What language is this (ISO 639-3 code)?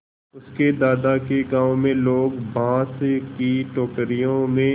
hin